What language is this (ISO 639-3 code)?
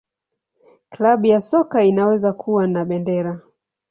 swa